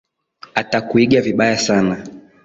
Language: Swahili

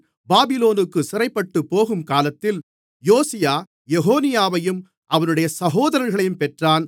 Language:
Tamil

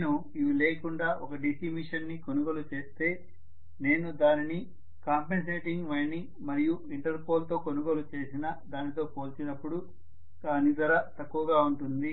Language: Telugu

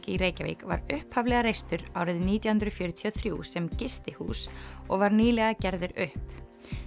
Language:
Icelandic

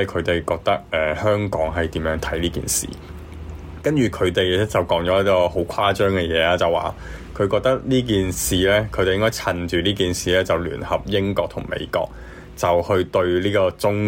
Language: Chinese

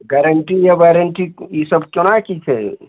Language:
Maithili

